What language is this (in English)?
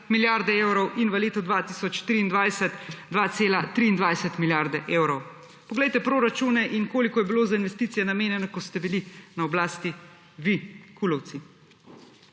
Slovenian